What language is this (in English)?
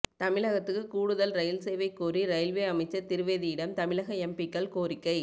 Tamil